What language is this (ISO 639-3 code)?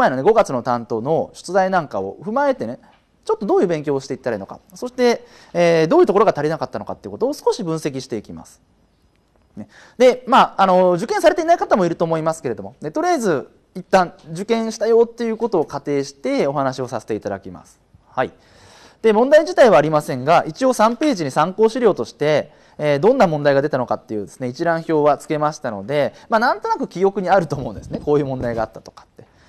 jpn